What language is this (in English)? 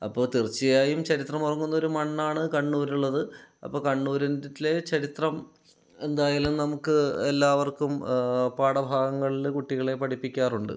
Malayalam